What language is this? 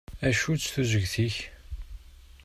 Kabyle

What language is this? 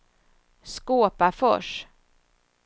Swedish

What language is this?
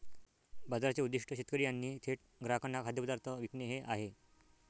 Marathi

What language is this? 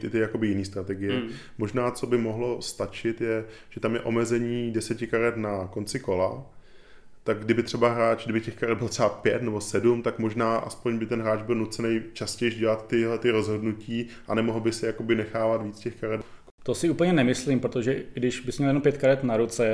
Czech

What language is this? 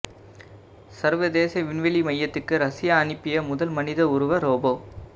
Tamil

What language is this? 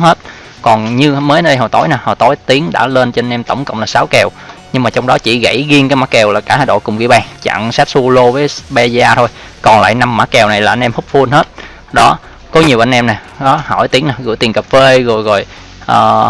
Vietnamese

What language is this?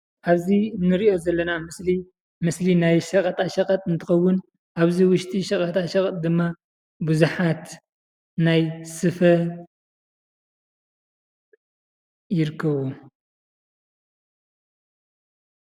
Tigrinya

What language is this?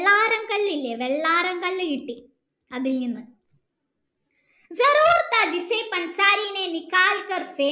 Malayalam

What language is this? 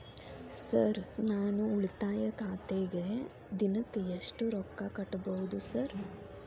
Kannada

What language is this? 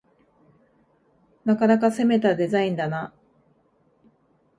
Japanese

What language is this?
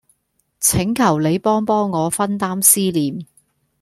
Cantonese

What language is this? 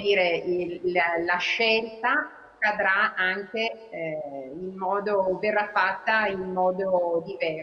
Italian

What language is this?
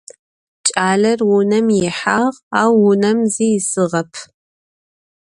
Adyghe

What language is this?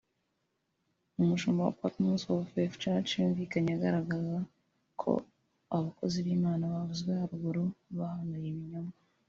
Kinyarwanda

